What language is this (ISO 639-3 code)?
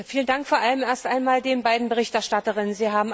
deu